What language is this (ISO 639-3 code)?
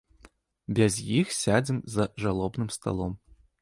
bel